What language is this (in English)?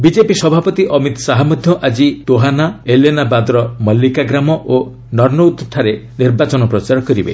Odia